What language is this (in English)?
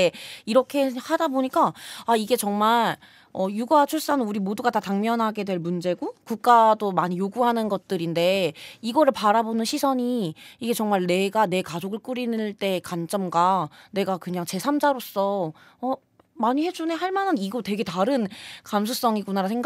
Korean